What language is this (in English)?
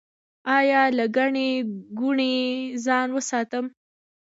Pashto